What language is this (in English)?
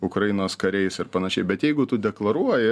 Lithuanian